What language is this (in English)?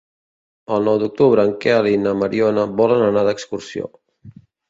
Catalan